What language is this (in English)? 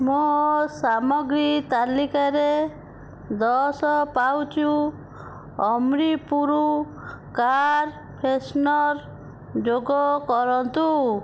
Odia